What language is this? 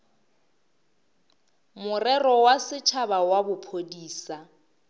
Northern Sotho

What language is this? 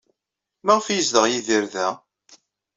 Kabyle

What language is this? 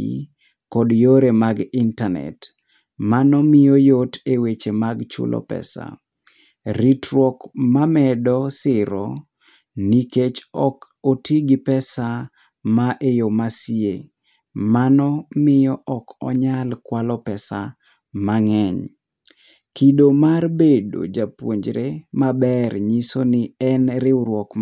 Luo (Kenya and Tanzania)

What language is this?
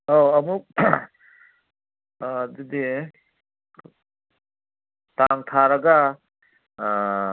Manipuri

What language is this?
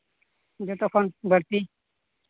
Santali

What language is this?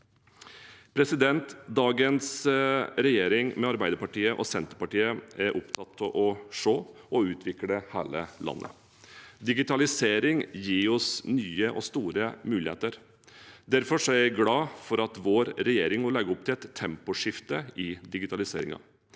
Norwegian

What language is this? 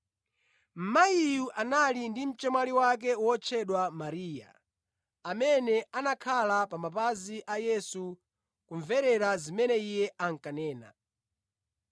Nyanja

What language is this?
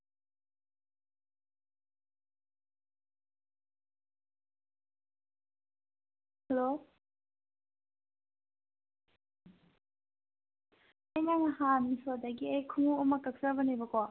Manipuri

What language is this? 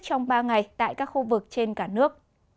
Vietnamese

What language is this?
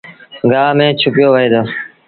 Sindhi Bhil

